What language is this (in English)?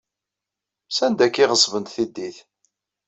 Kabyle